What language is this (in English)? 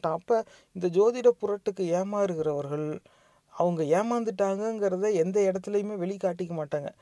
Tamil